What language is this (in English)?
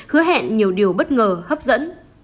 Vietnamese